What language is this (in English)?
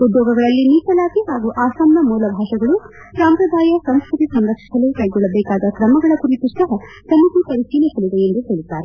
Kannada